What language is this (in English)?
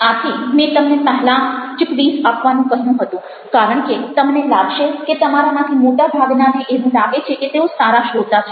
Gujarati